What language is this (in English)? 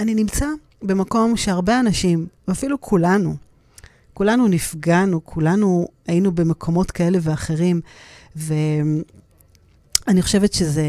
Hebrew